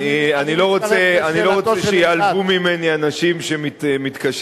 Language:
Hebrew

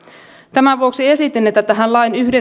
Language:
Finnish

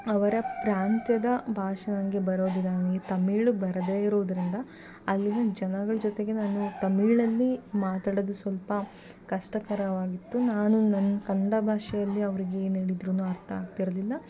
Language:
Kannada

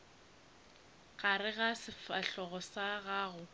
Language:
Northern Sotho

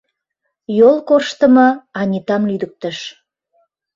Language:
Mari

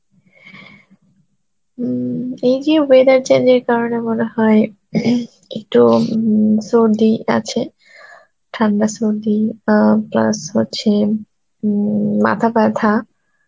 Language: Bangla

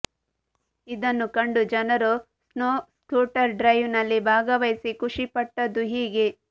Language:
Kannada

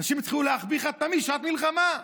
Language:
Hebrew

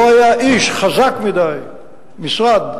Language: Hebrew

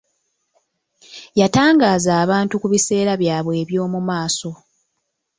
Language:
Ganda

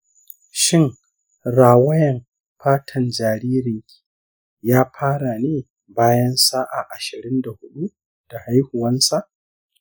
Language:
Hausa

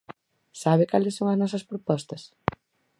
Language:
Galician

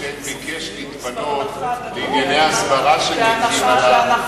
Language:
Hebrew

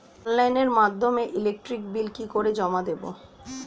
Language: Bangla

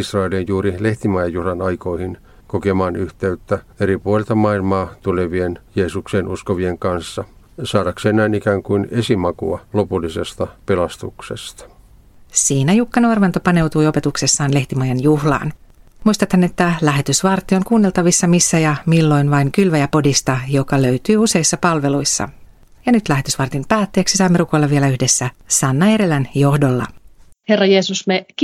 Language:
Finnish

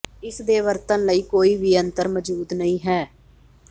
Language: Punjabi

